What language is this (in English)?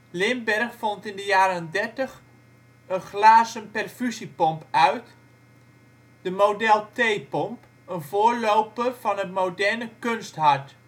Dutch